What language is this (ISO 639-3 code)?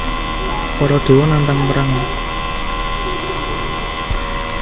jav